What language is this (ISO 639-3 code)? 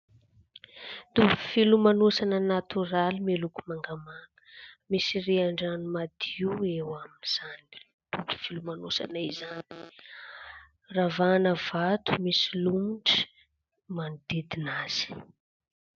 mlg